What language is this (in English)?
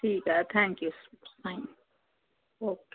Sindhi